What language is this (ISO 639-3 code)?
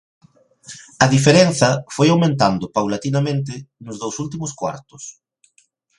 glg